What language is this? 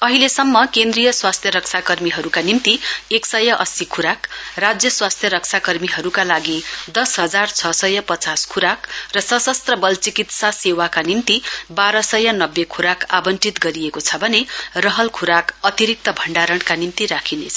Nepali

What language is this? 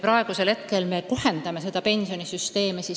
Estonian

